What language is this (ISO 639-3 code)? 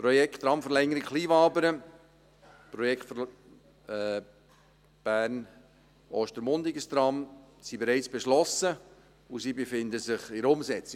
gsw